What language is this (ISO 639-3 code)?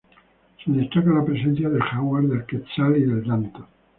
spa